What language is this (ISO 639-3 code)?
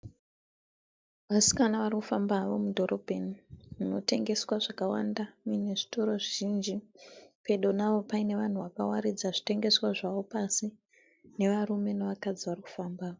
sna